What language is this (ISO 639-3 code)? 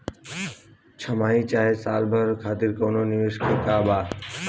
bho